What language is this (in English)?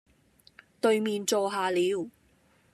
Cantonese